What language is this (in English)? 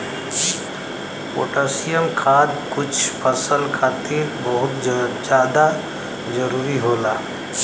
Bhojpuri